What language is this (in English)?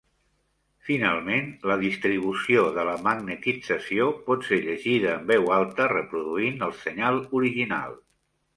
Catalan